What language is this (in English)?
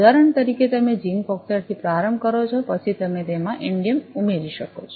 Gujarati